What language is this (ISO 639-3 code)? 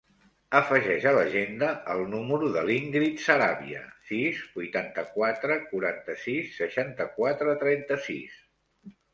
cat